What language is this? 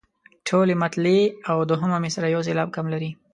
Pashto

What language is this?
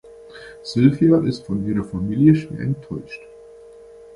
German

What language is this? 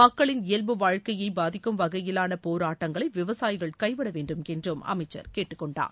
Tamil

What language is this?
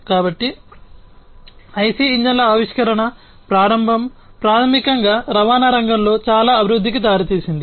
Telugu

